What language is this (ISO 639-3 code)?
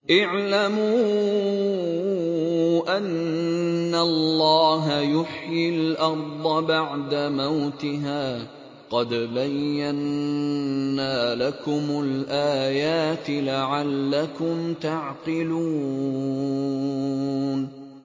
ara